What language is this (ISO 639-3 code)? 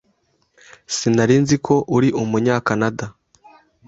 kin